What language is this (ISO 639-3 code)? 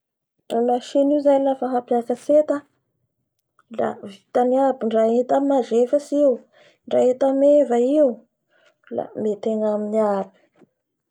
bhr